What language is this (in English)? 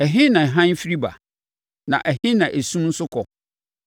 Akan